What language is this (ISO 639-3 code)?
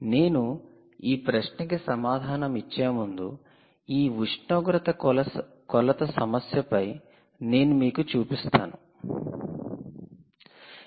tel